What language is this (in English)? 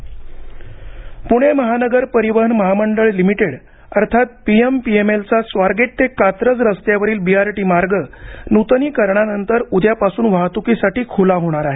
Marathi